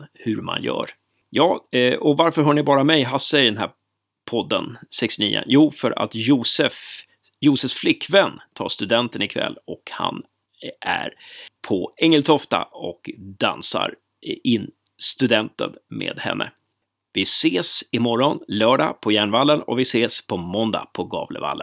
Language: Swedish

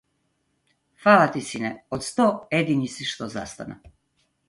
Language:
Macedonian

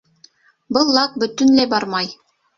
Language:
Bashkir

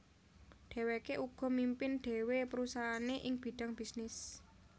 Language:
Javanese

